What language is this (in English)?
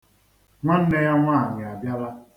Igbo